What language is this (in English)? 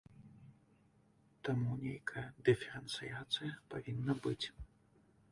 Belarusian